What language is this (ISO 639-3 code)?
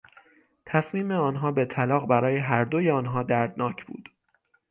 fas